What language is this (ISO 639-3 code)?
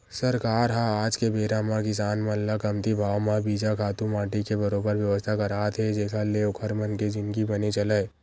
hne